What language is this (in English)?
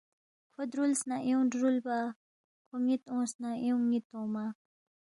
Balti